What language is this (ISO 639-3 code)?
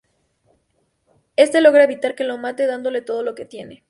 spa